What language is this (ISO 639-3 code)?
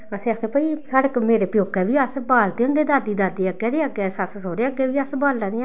doi